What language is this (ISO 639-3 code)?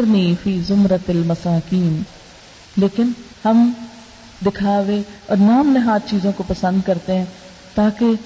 urd